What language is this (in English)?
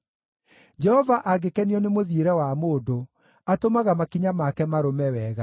Kikuyu